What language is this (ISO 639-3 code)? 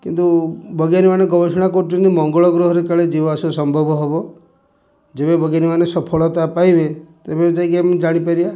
ori